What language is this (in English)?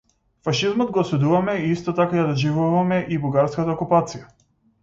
Macedonian